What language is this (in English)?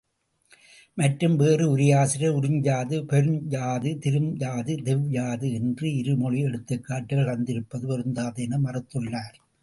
Tamil